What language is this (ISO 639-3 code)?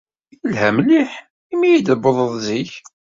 kab